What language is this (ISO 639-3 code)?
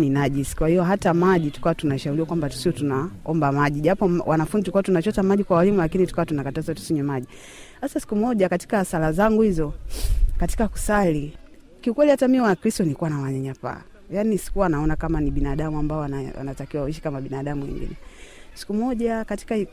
swa